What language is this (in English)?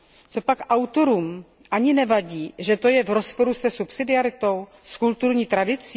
Czech